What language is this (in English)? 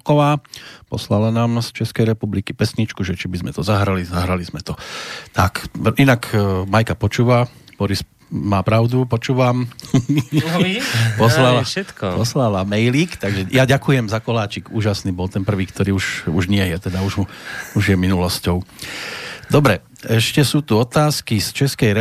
Slovak